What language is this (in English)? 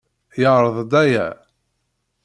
Kabyle